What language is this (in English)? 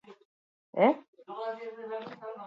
Basque